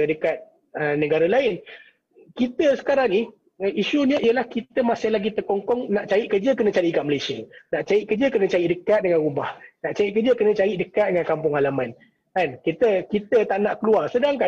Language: Malay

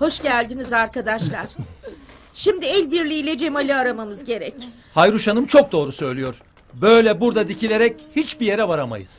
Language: Turkish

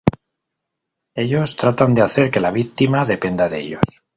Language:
Spanish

